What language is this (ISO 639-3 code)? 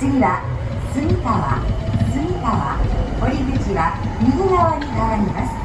jpn